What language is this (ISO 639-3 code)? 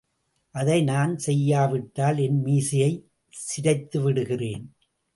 tam